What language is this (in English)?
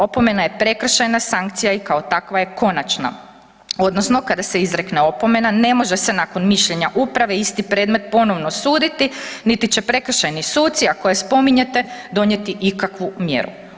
Croatian